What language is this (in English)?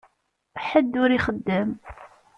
Kabyle